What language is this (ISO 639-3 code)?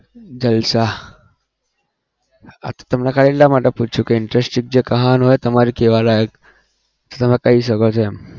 guj